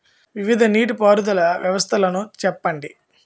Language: Telugu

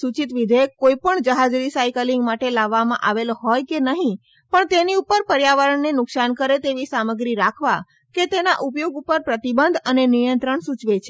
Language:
Gujarati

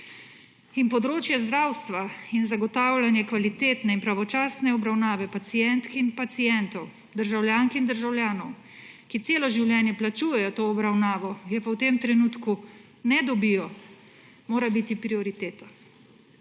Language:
Slovenian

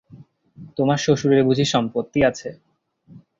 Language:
Bangla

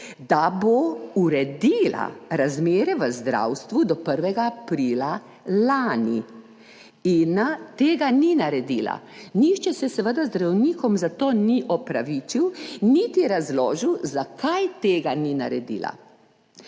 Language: Slovenian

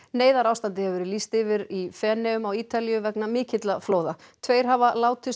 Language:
Icelandic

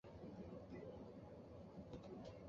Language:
Chinese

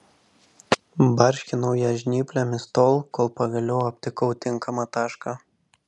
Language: Lithuanian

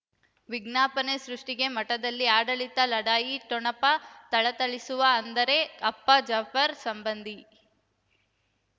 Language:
Kannada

